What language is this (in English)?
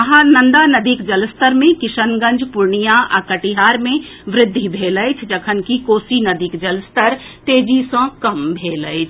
Maithili